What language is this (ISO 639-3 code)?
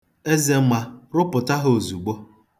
ibo